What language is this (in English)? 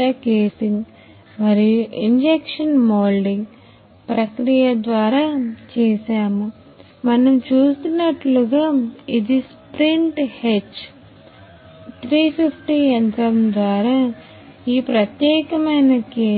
Telugu